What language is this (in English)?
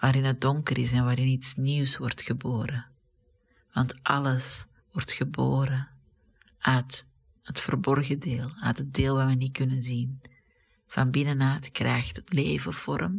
Dutch